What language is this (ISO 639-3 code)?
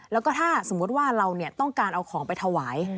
tha